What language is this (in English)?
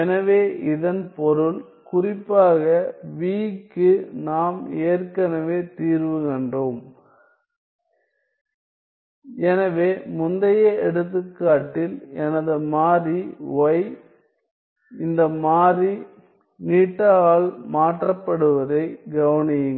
Tamil